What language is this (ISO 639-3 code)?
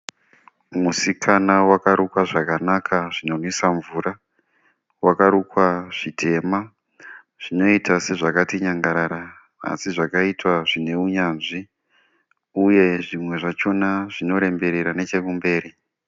sna